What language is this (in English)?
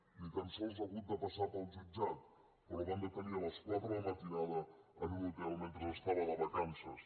Catalan